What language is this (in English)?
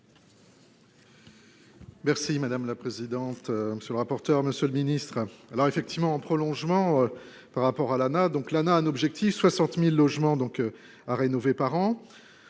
French